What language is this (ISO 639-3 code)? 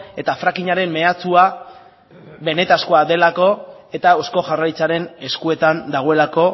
eus